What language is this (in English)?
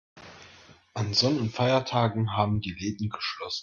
German